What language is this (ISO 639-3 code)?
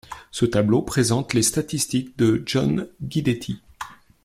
fra